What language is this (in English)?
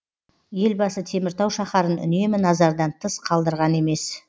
Kazakh